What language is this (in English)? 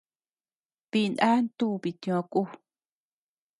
Tepeuxila Cuicatec